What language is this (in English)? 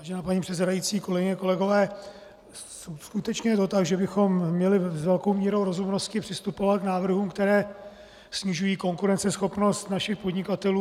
Czech